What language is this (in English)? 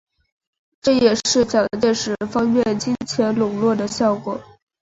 Chinese